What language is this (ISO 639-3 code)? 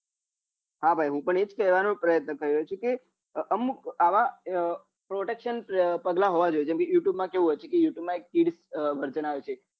guj